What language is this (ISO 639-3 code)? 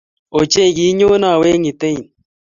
kln